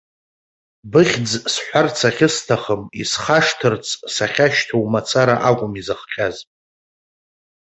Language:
Abkhazian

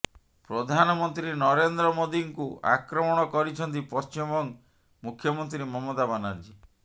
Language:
Odia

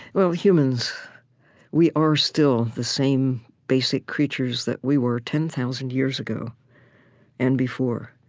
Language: English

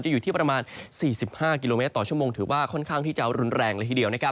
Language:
Thai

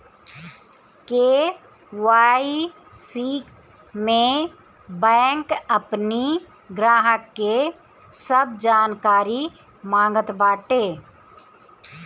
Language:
Bhojpuri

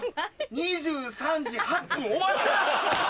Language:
Japanese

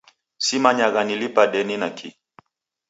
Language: Taita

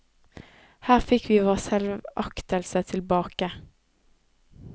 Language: Norwegian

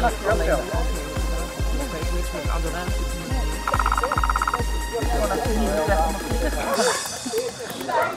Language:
Dutch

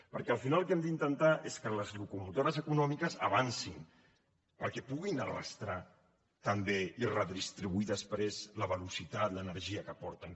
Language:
Catalan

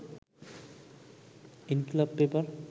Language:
Bangla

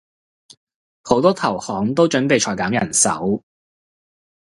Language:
Cantonese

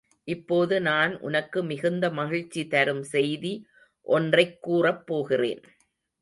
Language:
Tamil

